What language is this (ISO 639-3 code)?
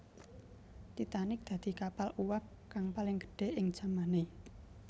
jav